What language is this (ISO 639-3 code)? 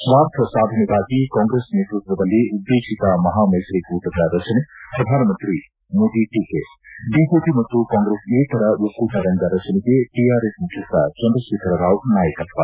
kan